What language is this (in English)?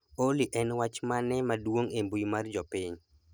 Luo (Kenya and Tanzania)